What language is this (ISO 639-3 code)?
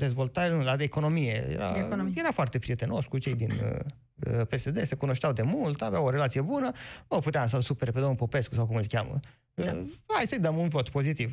ron